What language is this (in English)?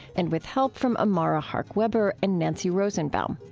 English